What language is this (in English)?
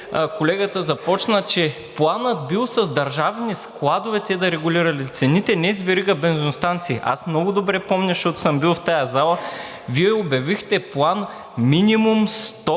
Bulgarian